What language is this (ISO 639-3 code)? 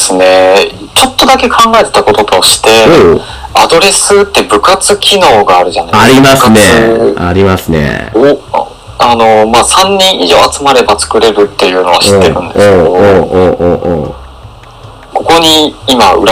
jpn